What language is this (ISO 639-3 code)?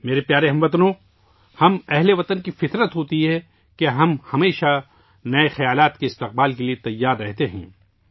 urd